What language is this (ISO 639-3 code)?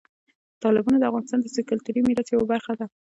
pus